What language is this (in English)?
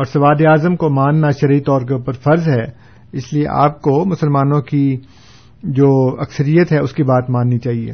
Urdu